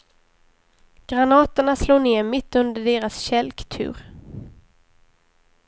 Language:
Swedish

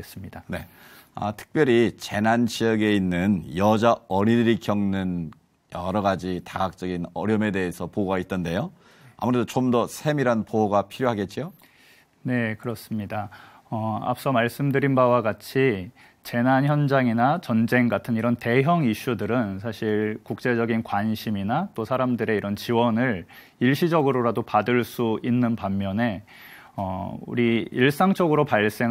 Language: Korean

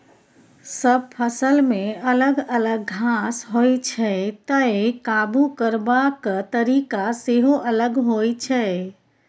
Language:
Maithili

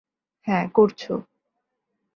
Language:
Bangla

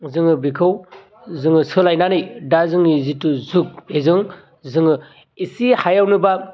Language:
Bodo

